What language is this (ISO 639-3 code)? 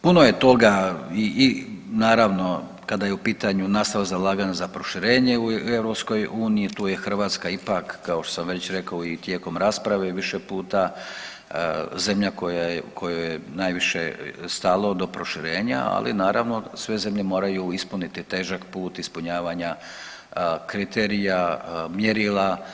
hrv